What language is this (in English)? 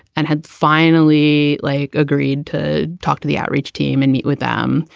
English